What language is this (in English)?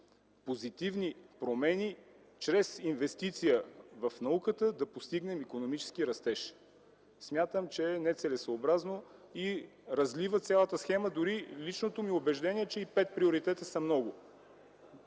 Bulgarian